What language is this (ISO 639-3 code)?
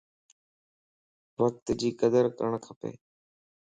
lss